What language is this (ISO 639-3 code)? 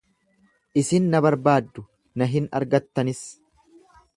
orm